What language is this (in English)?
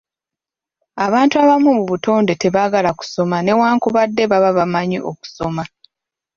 Ganda